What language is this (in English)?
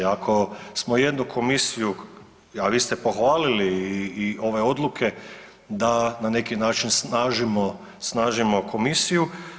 Croatian